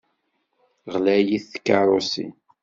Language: Kabyle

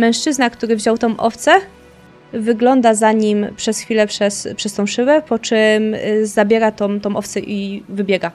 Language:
Polish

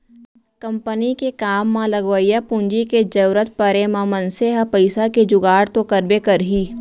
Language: Chhattisgarhi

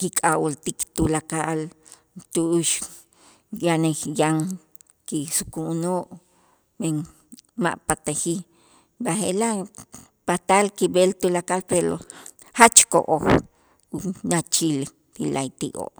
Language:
Itzá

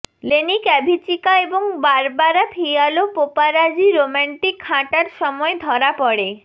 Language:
Bangla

